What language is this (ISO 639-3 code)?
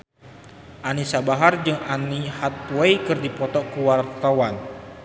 sun